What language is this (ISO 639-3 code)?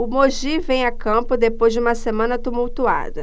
por